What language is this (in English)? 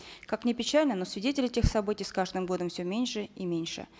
Kazakh